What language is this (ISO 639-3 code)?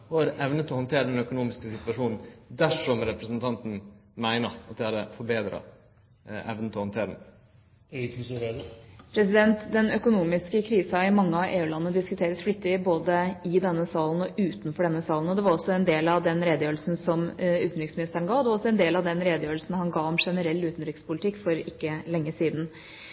nor